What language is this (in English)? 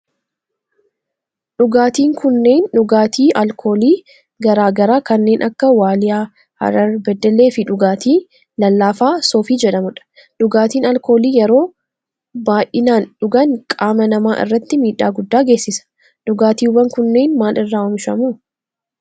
Oromo